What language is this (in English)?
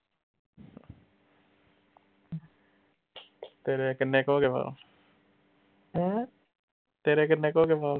Punjabi